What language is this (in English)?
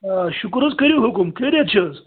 Kashmiri